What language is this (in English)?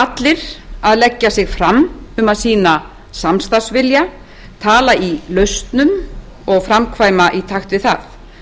Icelandic